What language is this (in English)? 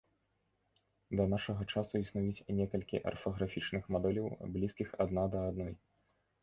Belarusian